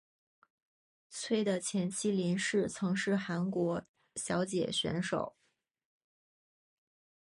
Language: Chinese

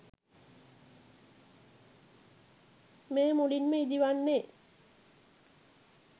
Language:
Sinhala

